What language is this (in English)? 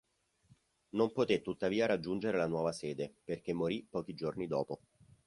Italian